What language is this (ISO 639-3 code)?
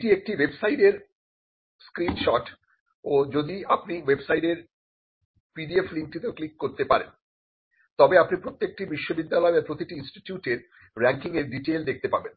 ben